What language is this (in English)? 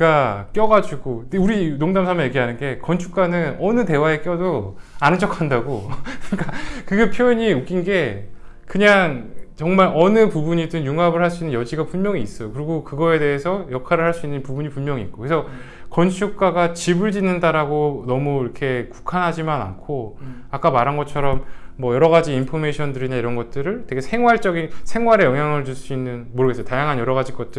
Korean